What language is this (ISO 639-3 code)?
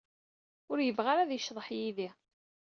kab